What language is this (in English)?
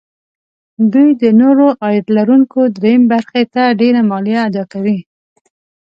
Pashto